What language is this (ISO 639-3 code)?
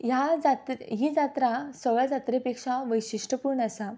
kok